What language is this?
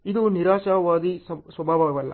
Kannada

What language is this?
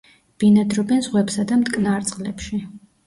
Georgian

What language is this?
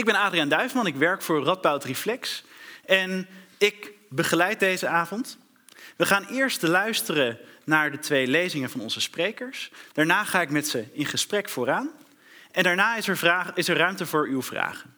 Dutch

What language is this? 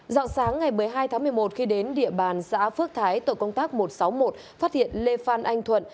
Vietnamese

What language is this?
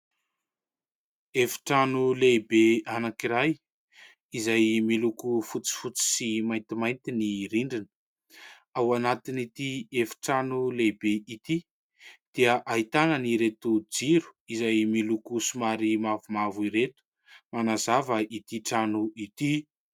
Malagasy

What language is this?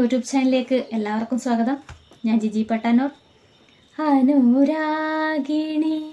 English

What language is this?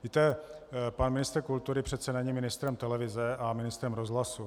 Czech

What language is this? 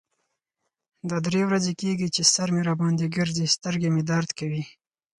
Pashto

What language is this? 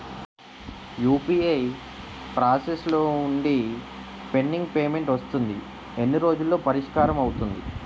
Telugu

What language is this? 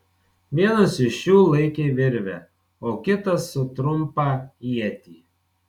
Lithuanian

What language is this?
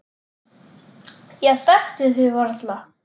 Icelandic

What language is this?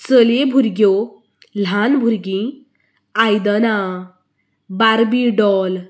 Konkani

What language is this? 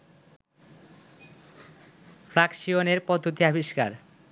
Bangla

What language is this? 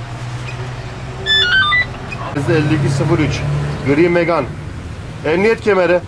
Turkish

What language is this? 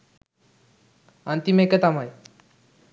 Sinhala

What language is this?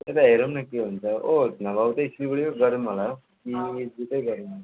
Nepali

